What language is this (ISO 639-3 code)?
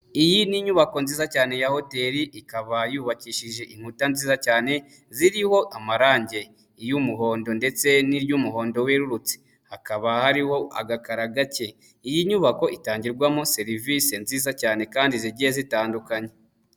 kin